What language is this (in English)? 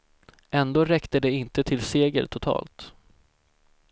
Swedish